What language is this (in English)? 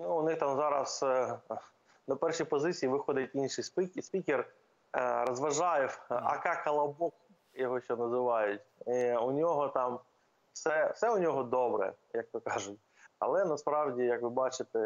Ukrainian